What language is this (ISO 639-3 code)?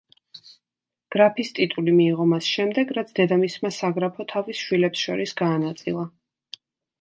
kat